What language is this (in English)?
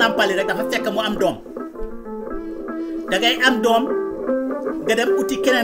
Indonesian